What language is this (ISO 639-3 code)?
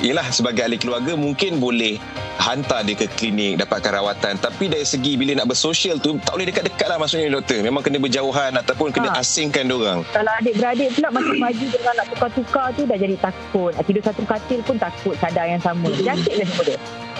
msa